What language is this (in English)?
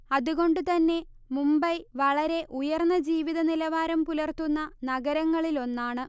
Malayalam